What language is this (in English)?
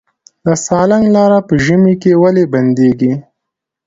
Pashto